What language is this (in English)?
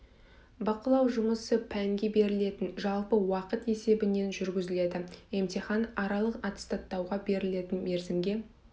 Kazakh